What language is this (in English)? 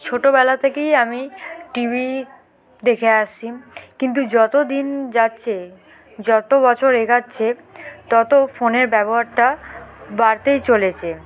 Bangla